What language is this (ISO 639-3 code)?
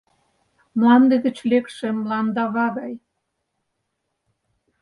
chm